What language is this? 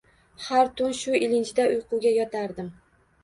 Uzbek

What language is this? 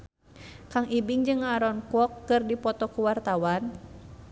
Sundanese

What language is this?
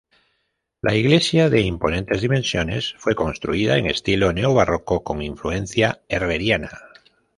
Spanish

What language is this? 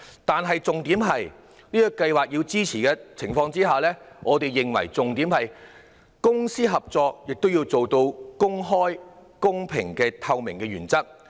Cantonese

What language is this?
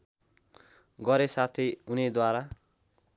Nepali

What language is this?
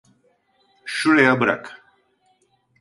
Turkish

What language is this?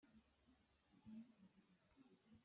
Hakha Chin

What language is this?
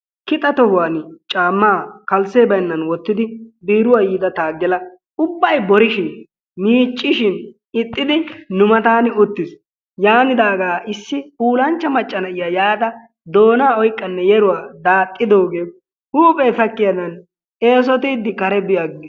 Wolaytta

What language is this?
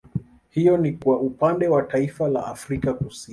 Swahili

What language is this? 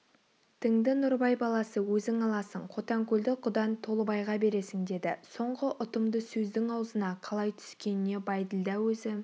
Kazakh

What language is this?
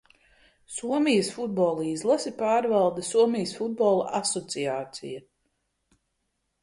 Latvian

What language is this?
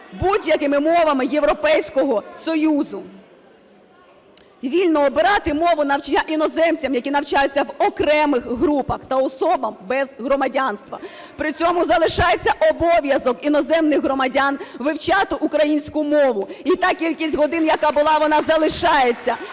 Ukrainian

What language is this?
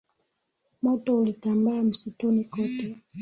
Swahili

